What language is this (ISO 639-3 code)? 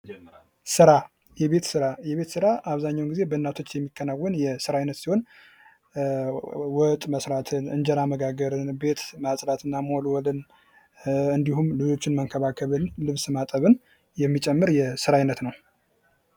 amh